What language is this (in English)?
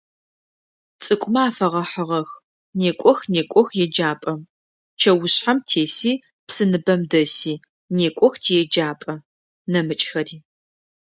Adyghe